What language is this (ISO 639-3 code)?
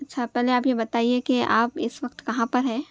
urd